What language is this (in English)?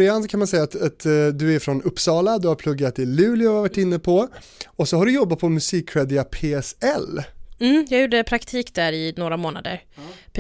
Swedish